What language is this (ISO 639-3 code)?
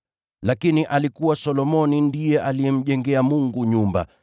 swa